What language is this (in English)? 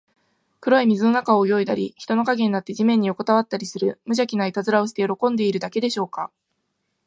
Japanese